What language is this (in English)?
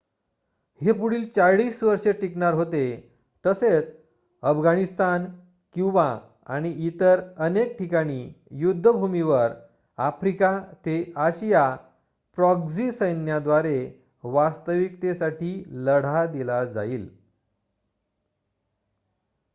Marathi